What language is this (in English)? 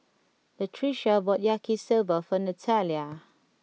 English